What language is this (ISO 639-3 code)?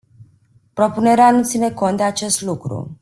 ron